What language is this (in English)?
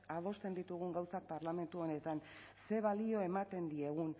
Basque